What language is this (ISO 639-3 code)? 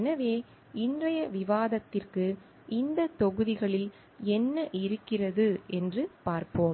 tam